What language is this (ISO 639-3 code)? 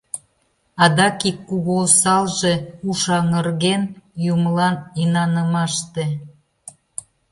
chm